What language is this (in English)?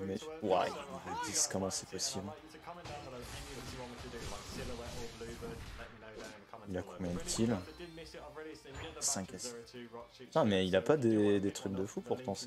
French